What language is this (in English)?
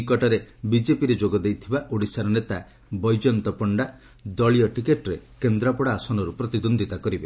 Odia